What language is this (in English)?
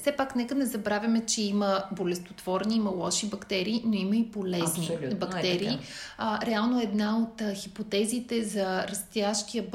Bulgarian